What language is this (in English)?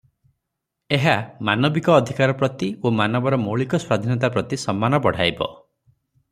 Odia